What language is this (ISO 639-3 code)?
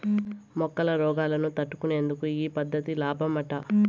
tel